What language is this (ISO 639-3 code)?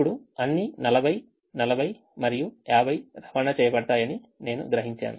tel